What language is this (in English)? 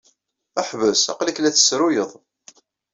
Kabyle